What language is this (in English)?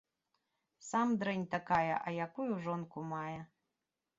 Belarusian